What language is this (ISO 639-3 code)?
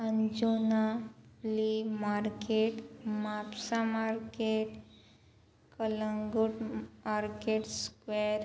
kok